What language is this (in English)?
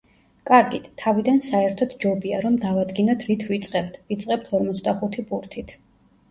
Georgian